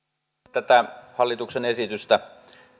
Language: Finnish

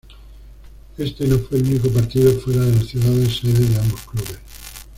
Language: Spanish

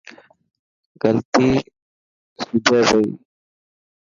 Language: Dhatki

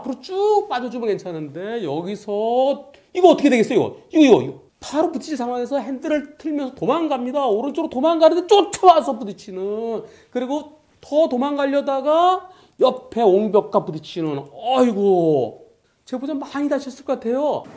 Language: Korean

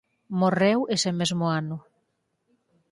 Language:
Galician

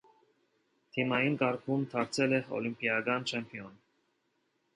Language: Armenian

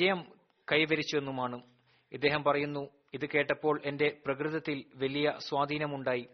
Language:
Malayalam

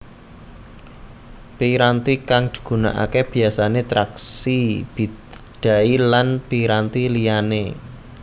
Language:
Javanese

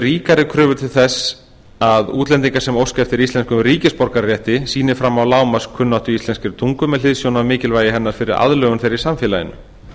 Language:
Icelandic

